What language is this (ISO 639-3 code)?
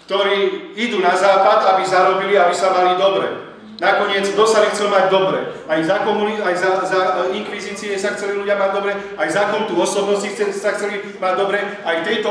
slk